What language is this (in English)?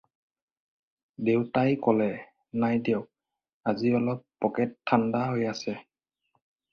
Assamese